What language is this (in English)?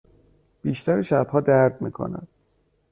Persian